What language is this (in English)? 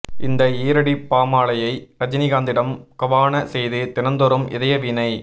Tamil